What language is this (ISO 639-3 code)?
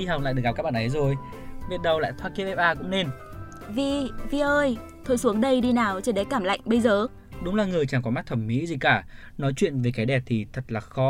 vie